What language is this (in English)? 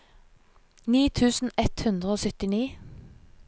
Norwegian